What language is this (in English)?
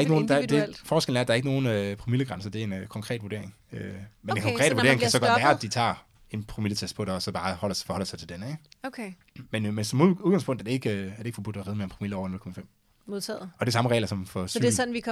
Danish